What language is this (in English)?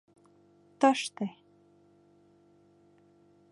Mari